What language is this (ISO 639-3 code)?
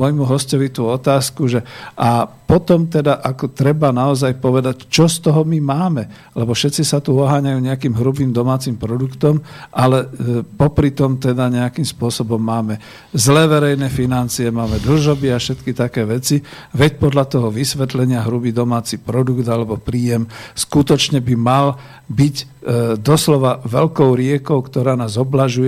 slk